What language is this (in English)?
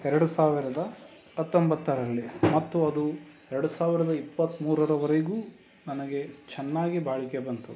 Kannada